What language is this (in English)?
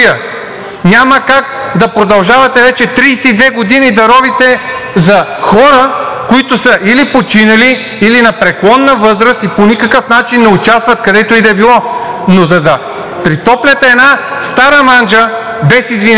Bulgarian